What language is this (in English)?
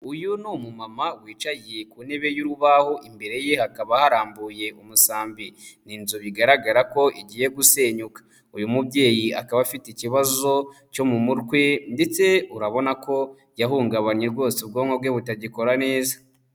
Kinyarwanda